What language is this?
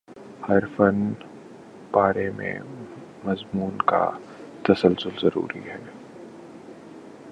Urdu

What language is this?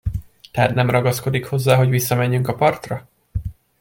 Hungarian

